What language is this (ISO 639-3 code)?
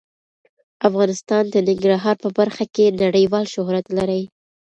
pus